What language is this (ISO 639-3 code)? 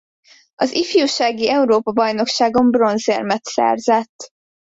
hun